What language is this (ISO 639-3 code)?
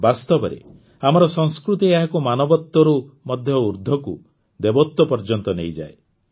ori